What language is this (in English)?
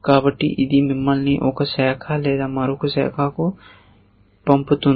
Telugu